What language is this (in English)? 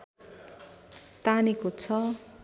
Nepali